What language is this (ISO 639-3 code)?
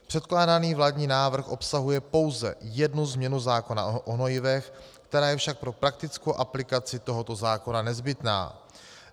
ces